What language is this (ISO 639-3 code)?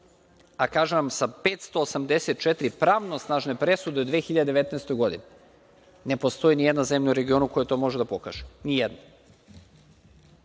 srp